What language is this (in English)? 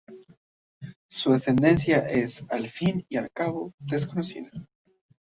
Spanish